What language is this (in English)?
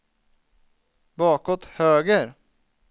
Swedish